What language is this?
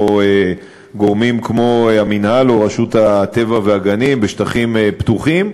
Hebrew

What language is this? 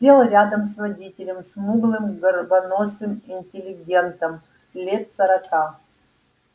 Russian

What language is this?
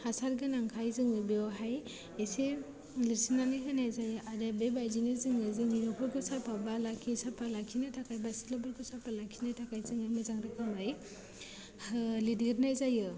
Bodo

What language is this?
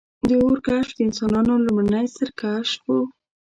Pashto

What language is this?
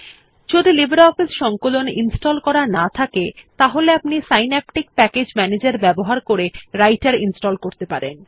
Bangla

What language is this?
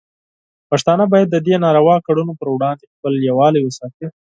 Pashto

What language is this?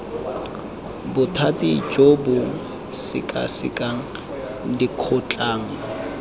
Tswana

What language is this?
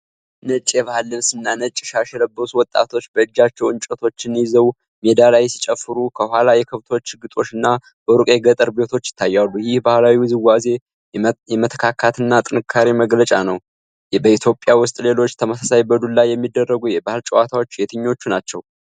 Amharic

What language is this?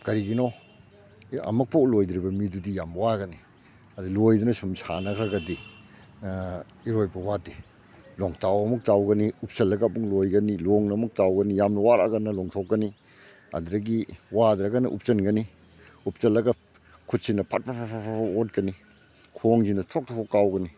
Manipuri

